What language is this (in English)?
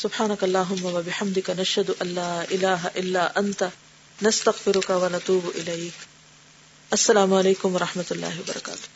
Urdu